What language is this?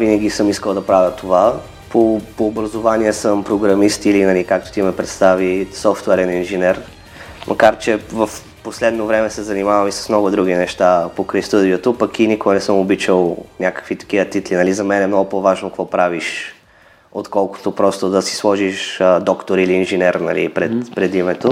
Bulgarian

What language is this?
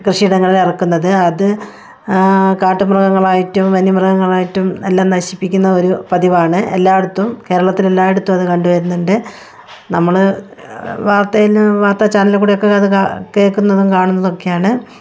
Malayalam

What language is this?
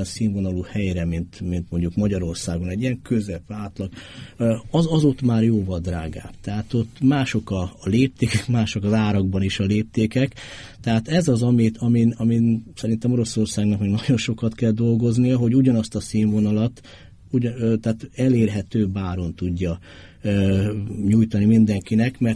Hungarian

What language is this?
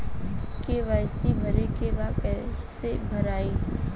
Bhojpuri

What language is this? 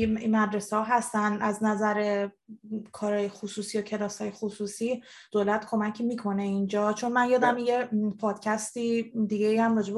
Persian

